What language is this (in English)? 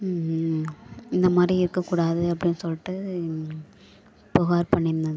Tamil